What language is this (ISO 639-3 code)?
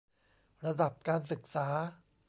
tha